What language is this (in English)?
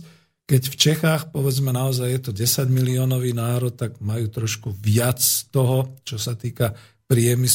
Slovak